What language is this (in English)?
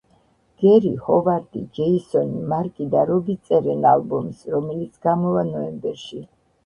Georgian